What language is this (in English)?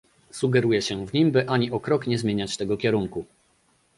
Polish